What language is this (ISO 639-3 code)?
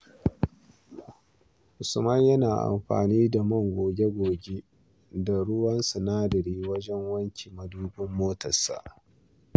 hau